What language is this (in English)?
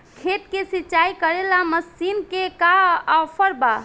Bhojpuri